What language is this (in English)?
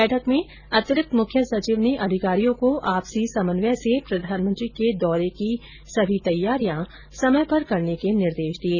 Hindi